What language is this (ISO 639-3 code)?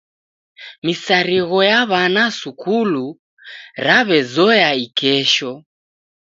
dav